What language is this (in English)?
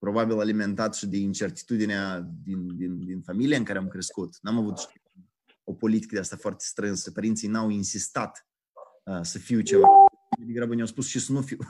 Romanian